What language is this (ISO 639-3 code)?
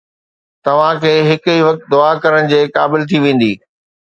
snd